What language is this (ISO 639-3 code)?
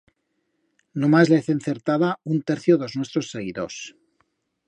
arg